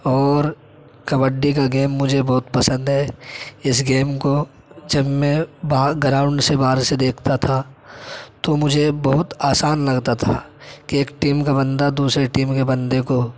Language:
Urdu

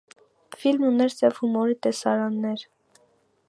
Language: Armenian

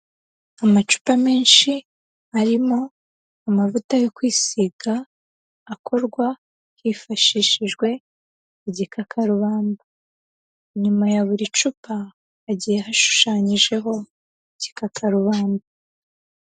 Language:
Kinyarwanda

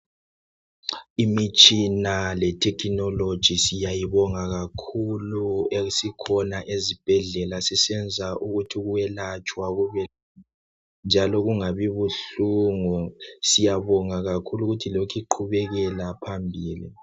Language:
North Ndebele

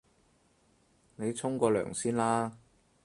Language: Cantonese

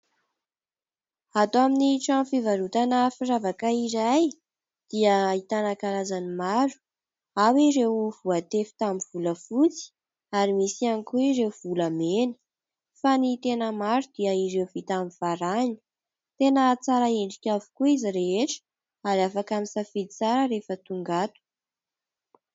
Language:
Malagasy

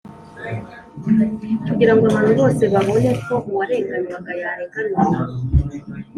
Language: Kinyarwanda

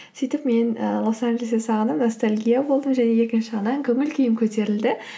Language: Kazakh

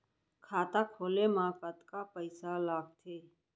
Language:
Chhattisgarhi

